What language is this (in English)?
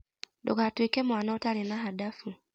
Kikuyu